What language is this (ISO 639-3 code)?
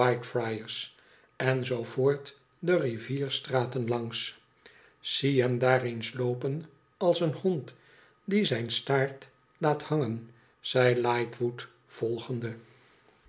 nld